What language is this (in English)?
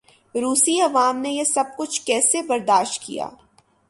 Urdu